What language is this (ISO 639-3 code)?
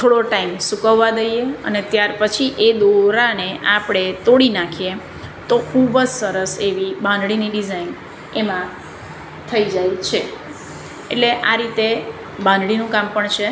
guj